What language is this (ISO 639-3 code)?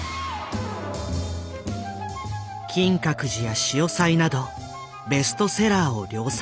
jpn